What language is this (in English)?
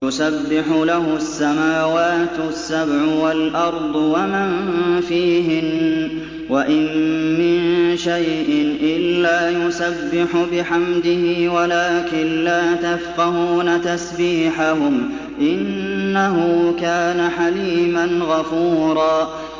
Arabic